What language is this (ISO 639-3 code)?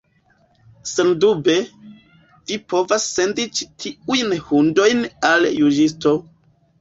epo